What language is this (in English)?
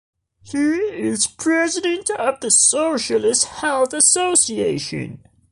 English